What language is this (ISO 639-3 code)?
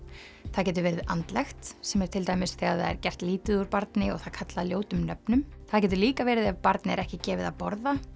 isl